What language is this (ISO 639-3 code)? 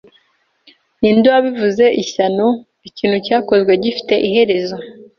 kin